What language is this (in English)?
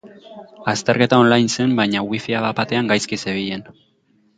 Basque